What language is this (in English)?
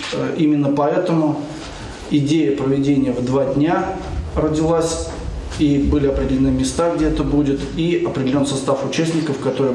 Russian